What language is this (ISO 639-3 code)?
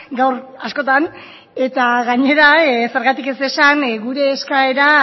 eus